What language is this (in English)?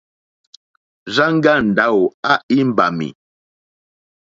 Mokpwe